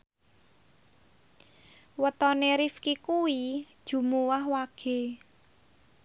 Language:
Javanese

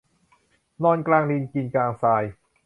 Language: Thai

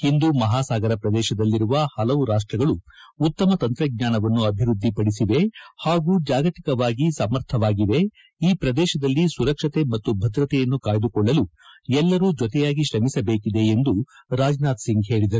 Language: Kannada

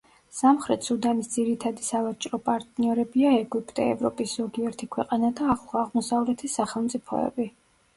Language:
Georgian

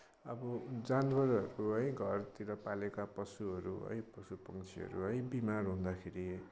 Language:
Nepali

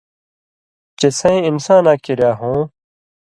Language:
Indus Kohistani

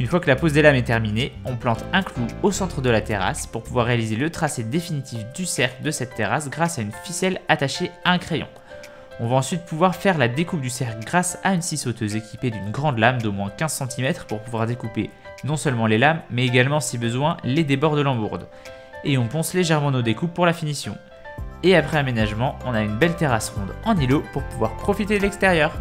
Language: French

